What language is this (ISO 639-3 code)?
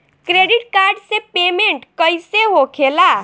bho